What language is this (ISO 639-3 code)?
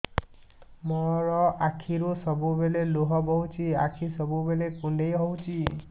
ori